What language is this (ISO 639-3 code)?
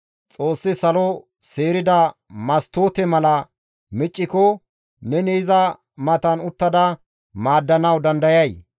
gmv